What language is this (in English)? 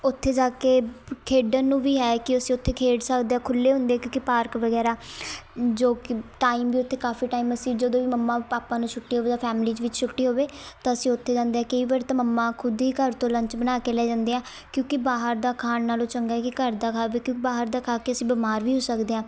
Punjabi